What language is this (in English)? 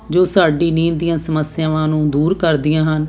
Punjabi